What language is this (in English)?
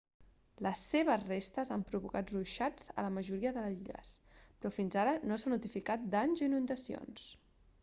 Catalan